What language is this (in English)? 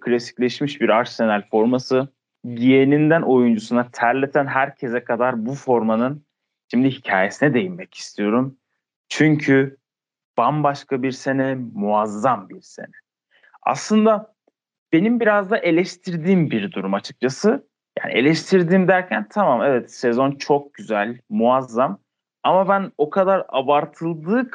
Turkish